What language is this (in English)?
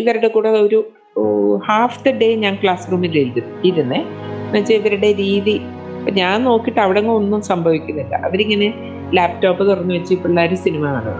Malayalam